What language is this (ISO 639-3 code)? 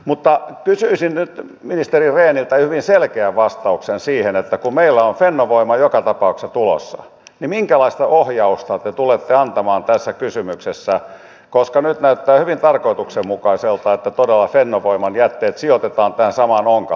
fin